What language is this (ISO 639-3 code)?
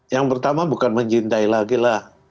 ind